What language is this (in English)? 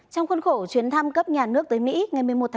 Vietnamese